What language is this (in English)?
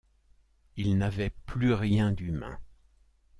French